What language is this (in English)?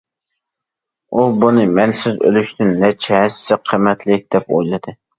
Uyghur